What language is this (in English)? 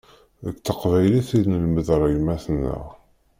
Kabyle